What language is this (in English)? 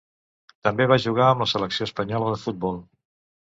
Catalan